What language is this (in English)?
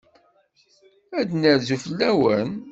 Kabyle